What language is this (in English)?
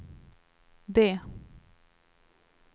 Swedish